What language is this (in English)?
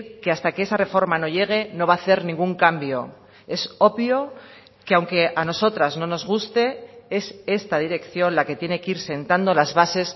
Spanish